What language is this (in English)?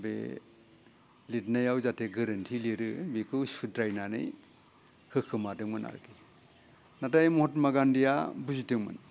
Bodo